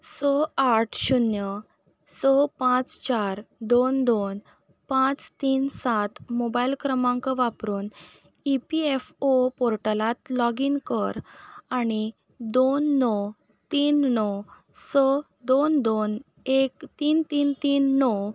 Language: Konkani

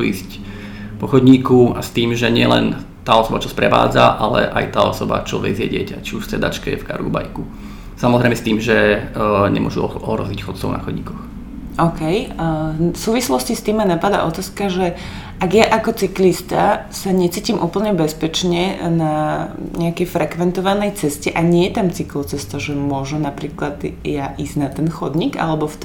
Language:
Slovak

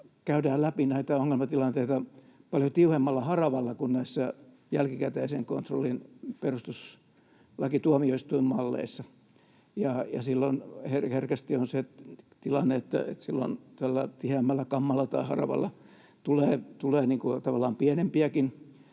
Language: Finnish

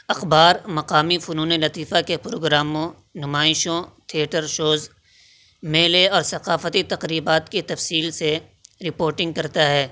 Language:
Urdu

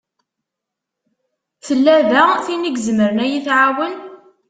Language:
Kabyle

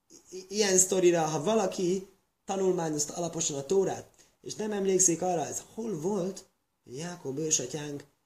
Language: Hungarian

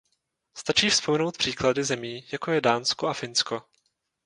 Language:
Czech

